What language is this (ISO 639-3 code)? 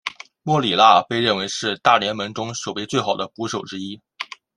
zho